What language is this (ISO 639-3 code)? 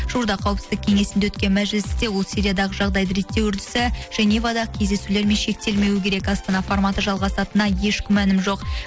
kaz